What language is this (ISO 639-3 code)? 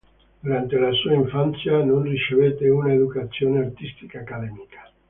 ita